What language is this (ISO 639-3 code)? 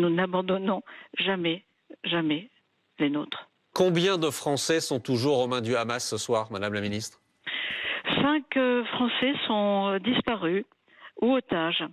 fra